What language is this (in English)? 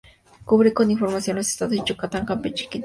Spanish